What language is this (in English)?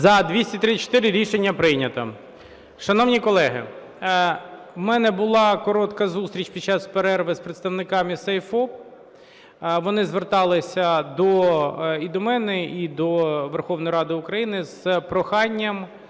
Ukrainian